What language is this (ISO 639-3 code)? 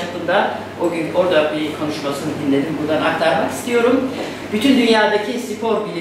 tur